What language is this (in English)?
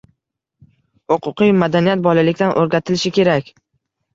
Uzbek